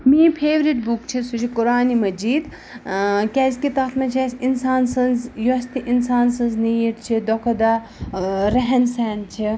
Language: Kashmiri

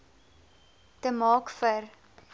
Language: Afrikaans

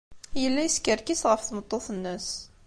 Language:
Kabyle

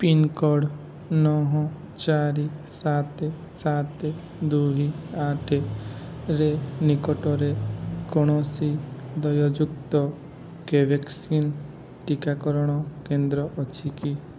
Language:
Odia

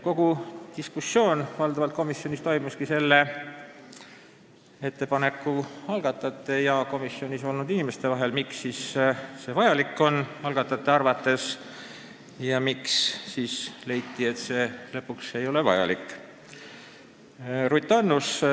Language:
Estonian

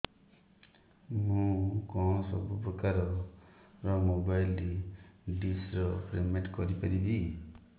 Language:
Odia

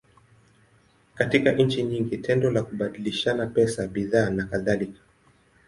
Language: Swahili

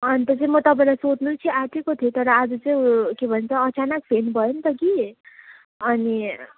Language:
Nepali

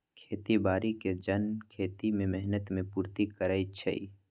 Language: Magahi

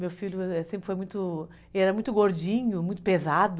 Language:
Portuguese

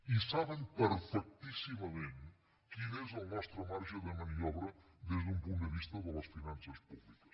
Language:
Catalan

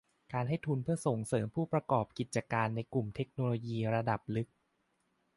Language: Thai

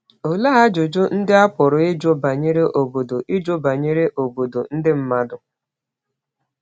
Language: Igbo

